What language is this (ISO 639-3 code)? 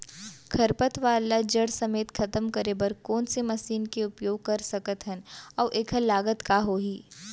hne